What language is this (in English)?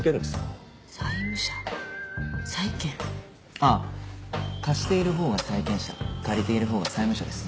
Japanese